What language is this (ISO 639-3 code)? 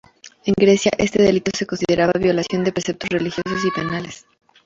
spa